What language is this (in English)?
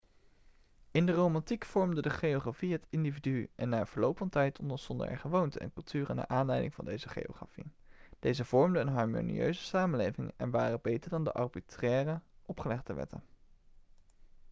Dutch